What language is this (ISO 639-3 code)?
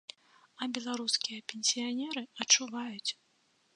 bel